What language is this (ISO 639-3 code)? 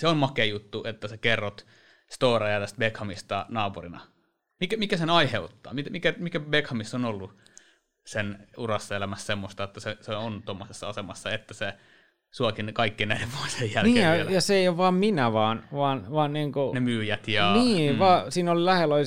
fin